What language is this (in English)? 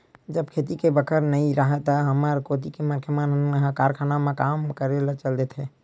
Chhattisgarhi